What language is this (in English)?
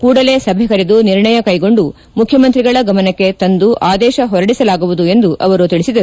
Kannada